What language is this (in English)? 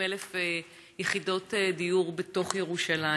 Hebrew